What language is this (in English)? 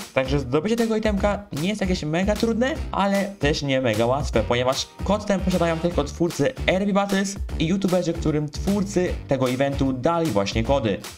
Polish